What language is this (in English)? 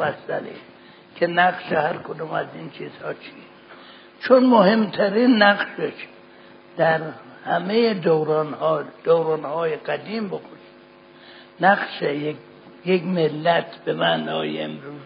Persian